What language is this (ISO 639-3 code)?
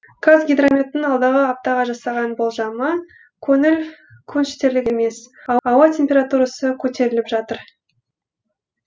kaz